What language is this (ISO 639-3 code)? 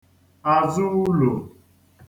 ibo